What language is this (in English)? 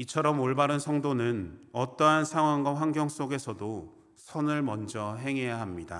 Korean